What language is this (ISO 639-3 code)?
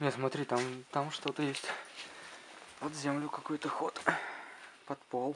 rus